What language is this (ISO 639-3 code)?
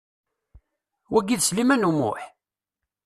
kab